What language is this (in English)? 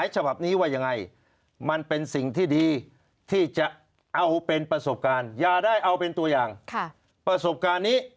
Thai